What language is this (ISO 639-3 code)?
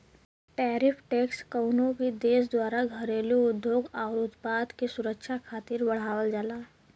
bho